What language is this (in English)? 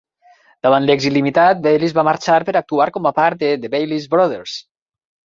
Catalan